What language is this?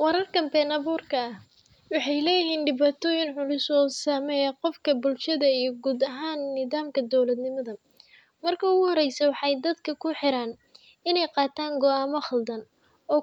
Somali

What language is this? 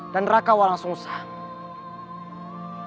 Indonesian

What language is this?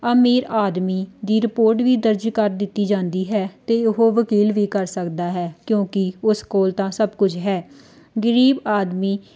Punjabi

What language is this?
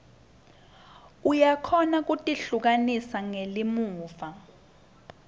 Swati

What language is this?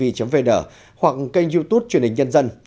Vietnamese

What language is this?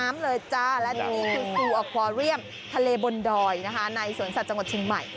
Thai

